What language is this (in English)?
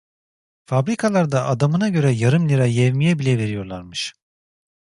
Turkish